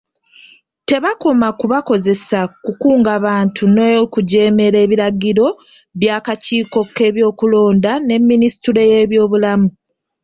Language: Ganda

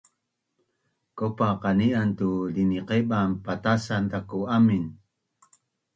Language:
Bunun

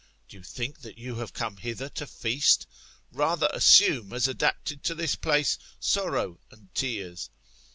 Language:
English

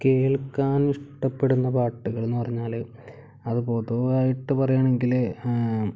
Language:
Malayalam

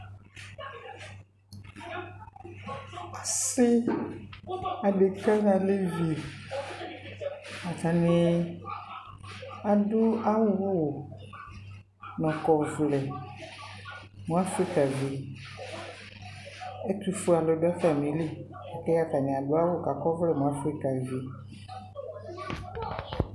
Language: Ikposo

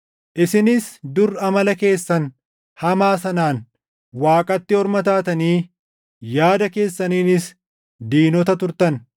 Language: Oromo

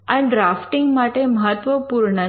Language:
Gujarati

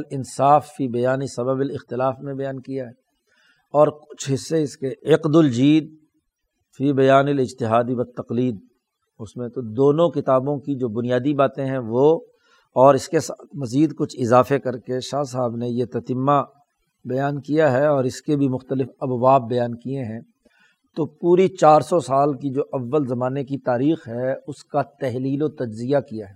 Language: Urdu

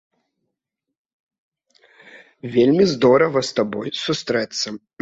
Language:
Belarusian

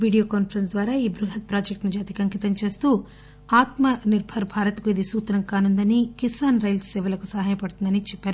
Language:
Telugu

